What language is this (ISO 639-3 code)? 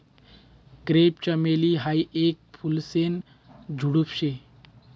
mar